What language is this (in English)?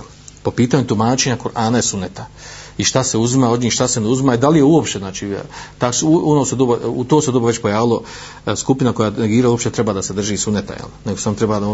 Croatian